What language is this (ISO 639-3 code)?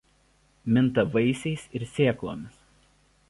lit